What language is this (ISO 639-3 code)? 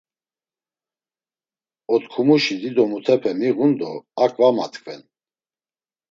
lzz